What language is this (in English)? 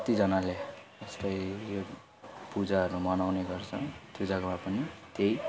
Nepali